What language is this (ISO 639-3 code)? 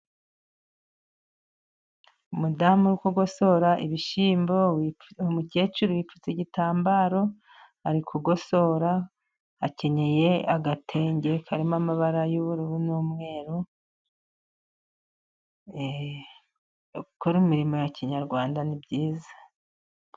kin